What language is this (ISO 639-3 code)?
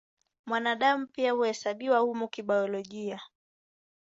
swa